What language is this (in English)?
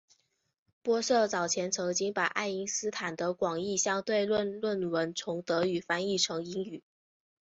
Chinese